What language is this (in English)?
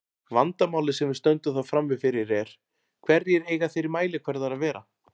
Icelandic